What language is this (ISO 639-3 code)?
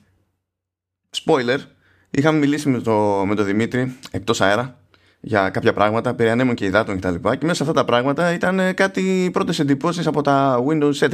ell